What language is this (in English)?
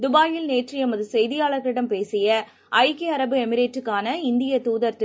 Tamil